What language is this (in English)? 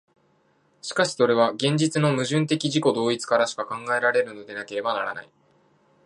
Japanese